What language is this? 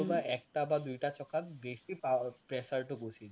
Assamese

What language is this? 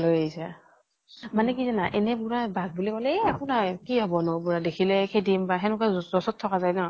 Assamese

